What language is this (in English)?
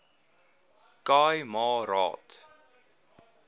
Afrikaans